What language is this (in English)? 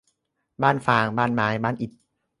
Thai